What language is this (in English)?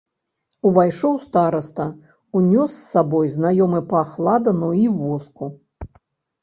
Belarusian